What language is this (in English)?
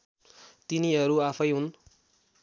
Nepali